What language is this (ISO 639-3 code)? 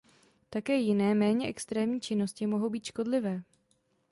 ces